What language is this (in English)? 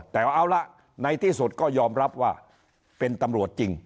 Thai